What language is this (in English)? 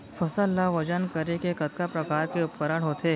Chhattisgarhi